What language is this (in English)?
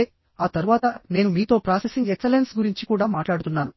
Telugu